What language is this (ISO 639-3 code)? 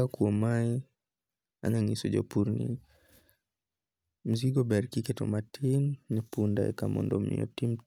luo